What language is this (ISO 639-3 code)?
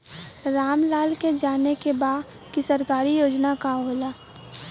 bho